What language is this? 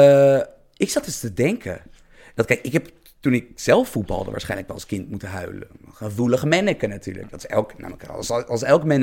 Dutch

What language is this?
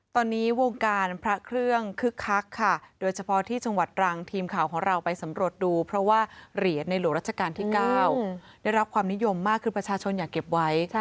Thai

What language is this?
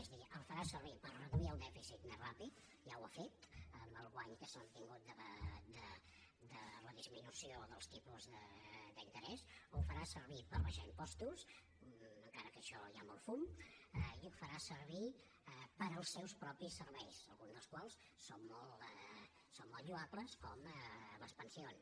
Catalan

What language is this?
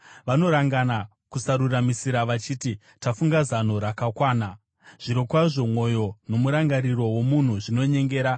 Shona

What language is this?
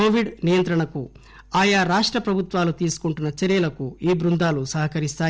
Telugu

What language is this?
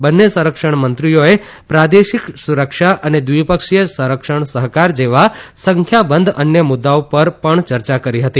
Gujarati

